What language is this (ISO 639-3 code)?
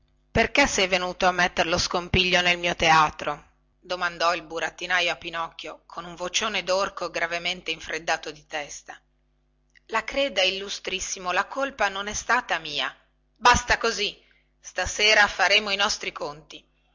ita